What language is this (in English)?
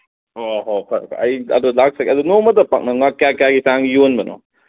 Manipuri